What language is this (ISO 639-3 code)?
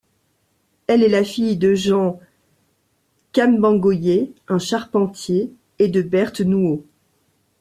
fra